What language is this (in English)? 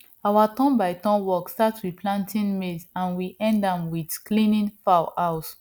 Nigerian Pidgin